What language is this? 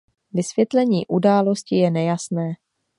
Czech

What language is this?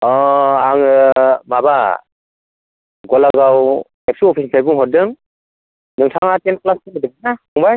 Bodo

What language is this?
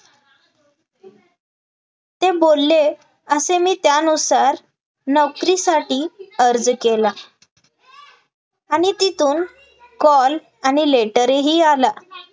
Marathi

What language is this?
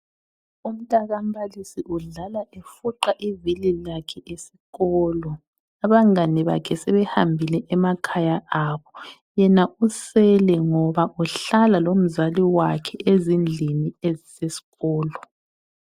North Ndebele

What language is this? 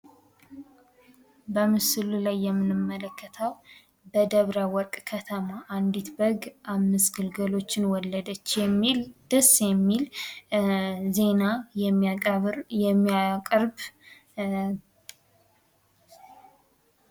Amharic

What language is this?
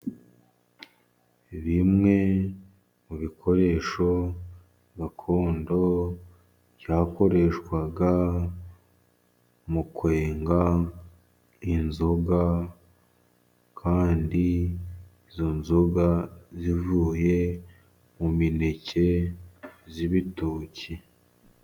Kinyarwanda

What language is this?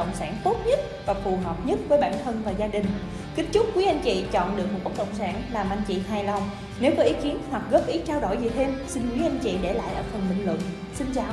Vietnamese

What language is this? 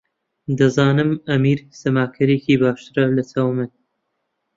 Central Kurdish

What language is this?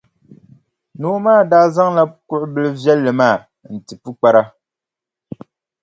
Dagbani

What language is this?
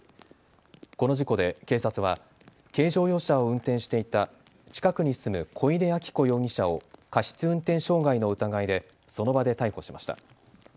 Japanese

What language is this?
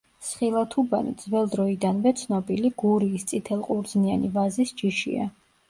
Georgian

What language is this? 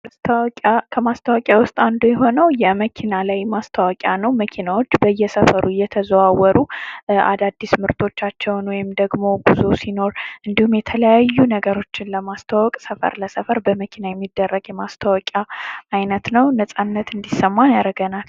Amharic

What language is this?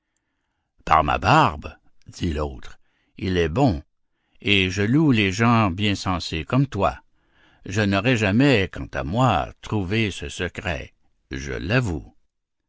French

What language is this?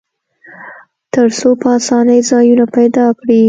Pashto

